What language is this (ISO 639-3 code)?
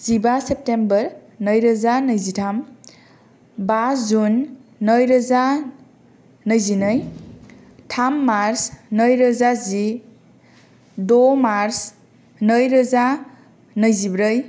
brx